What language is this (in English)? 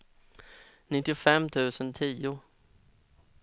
Swedish